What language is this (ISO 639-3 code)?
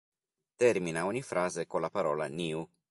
ita